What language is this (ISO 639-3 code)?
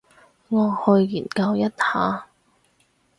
yue